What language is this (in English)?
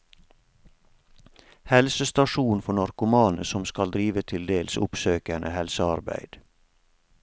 Norwegian